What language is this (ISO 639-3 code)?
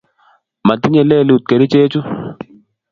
kln